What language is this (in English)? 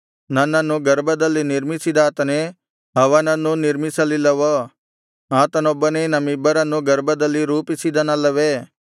Kannada